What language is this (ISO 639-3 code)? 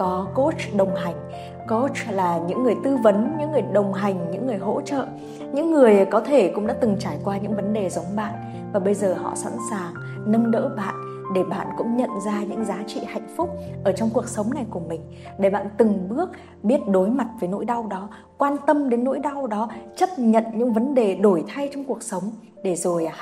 vie